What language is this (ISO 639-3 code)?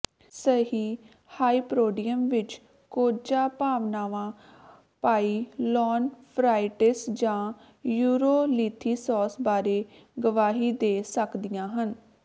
pan